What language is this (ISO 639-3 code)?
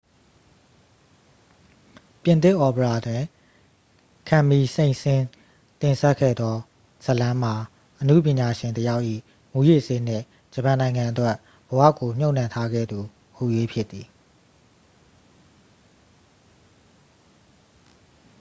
mya